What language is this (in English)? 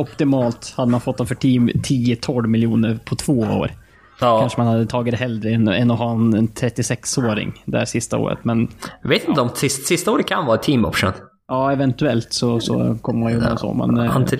Swedish